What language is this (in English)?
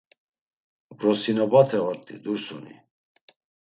Laz